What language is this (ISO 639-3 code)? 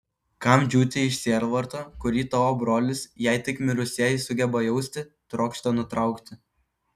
lit